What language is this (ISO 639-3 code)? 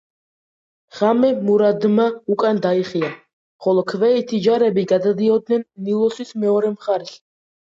kat